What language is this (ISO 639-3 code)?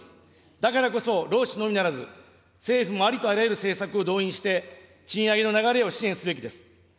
jpn